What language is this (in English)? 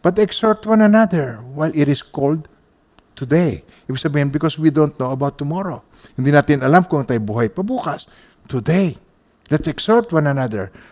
Filipino